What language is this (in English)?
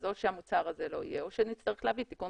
Hebrew